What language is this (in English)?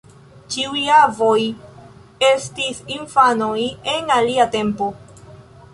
Esperanto